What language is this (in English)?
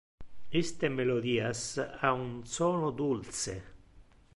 Interlingua